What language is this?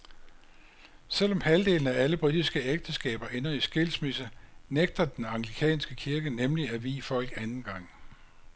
Danish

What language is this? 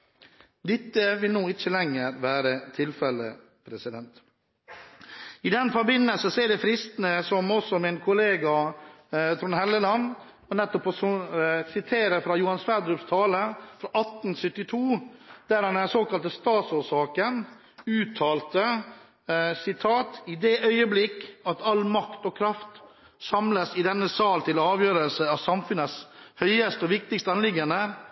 Norwegian Bokmål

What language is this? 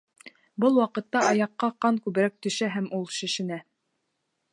Bashkir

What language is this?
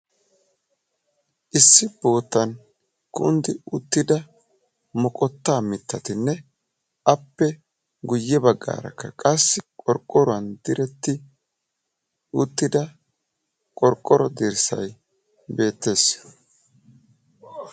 Wolaytta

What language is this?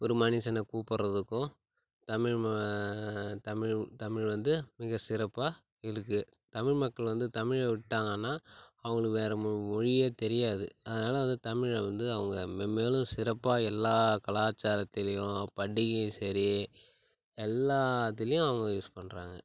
Tamil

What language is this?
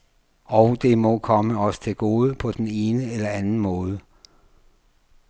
Danish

